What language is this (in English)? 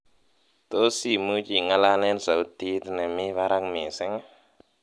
Kalenjin